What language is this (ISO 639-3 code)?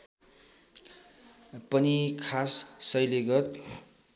nep